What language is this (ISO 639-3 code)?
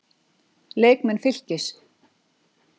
isl